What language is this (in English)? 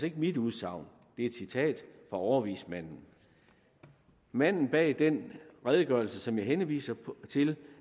Danish